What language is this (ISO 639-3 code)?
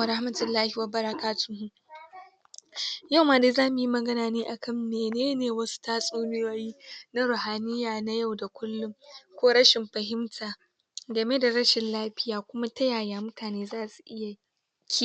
hau